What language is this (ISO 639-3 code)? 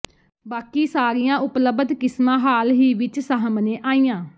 pan